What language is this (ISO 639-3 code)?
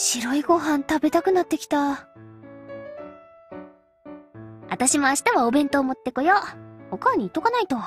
jpn